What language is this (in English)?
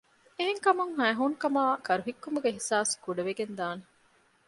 Divehi